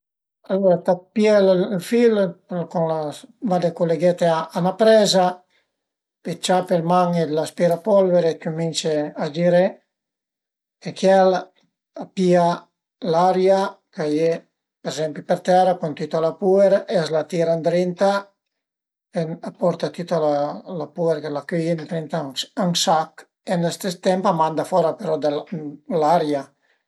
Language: Piedmontese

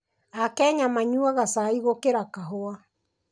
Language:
Kikuyu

